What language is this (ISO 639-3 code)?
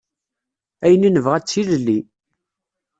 kab